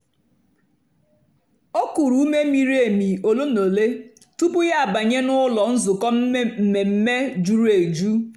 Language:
Igbo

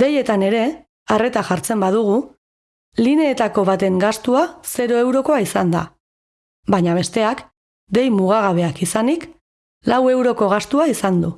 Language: Basque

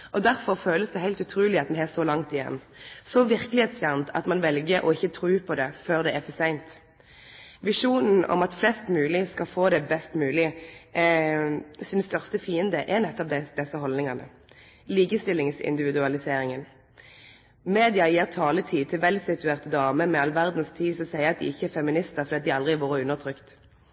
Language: Norwegian Nynorsk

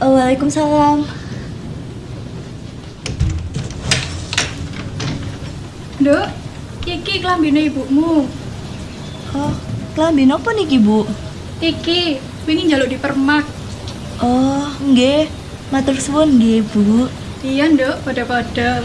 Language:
Spanish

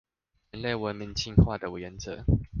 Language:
Chinese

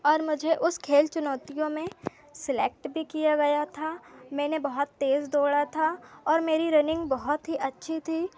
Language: Hindi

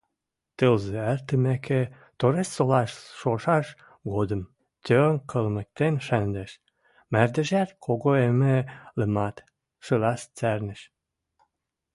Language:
Western Mari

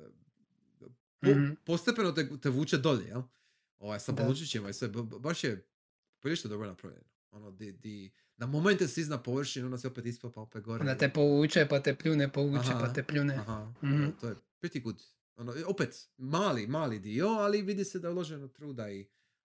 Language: Croatian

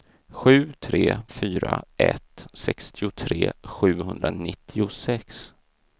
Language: Swedish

